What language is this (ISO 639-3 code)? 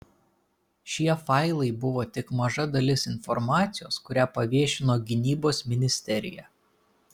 lit